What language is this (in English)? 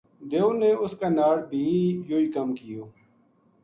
Gujari